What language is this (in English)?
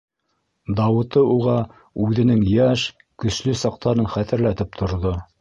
Bashkir